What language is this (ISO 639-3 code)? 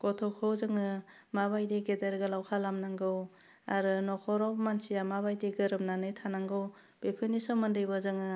brx